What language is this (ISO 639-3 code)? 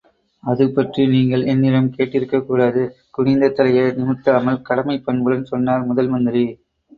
tam